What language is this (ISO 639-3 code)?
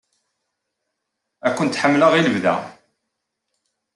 kab